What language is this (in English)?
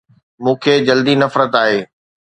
Sindhi